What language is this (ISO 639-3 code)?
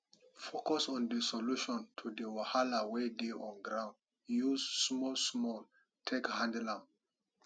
pcm